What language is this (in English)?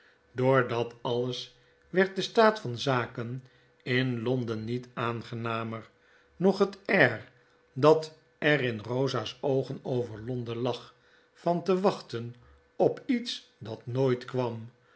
Dutch